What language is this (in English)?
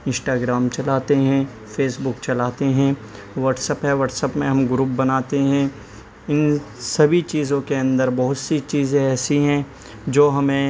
Urdu